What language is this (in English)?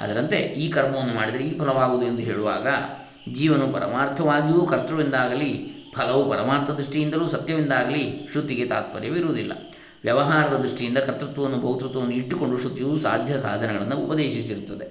Kannada